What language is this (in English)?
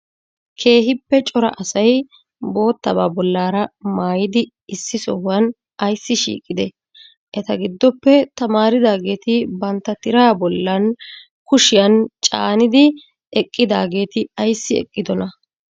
Wolaytta